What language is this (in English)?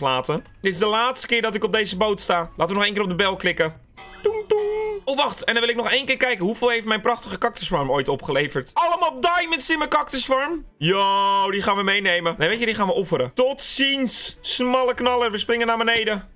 Dutch